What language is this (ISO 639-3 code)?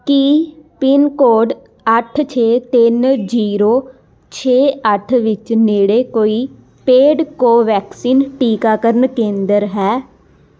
pan